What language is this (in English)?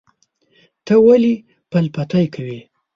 Pashto